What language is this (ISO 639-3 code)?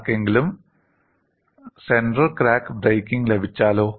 mal